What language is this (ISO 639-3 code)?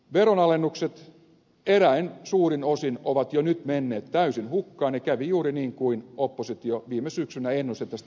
fin